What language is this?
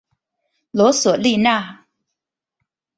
Chinese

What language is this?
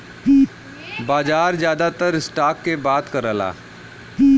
Bhojpuri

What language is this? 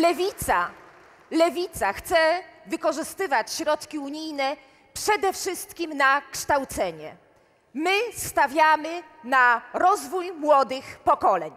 Polish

